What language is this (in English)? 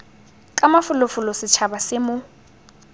Tswana